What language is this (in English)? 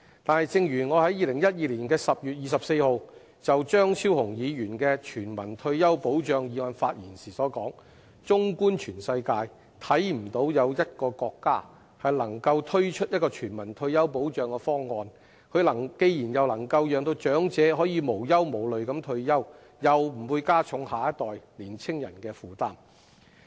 Cantonese